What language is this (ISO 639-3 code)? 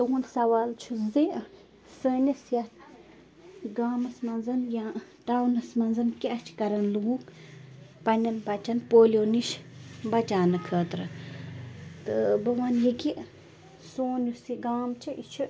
kas